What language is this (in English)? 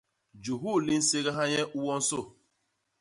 Basaa